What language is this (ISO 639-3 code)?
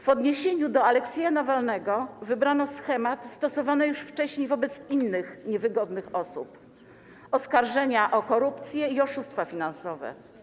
pol